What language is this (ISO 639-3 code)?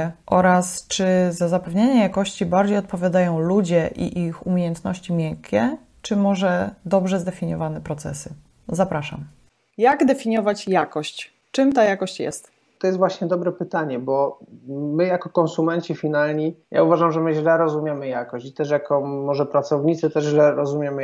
pol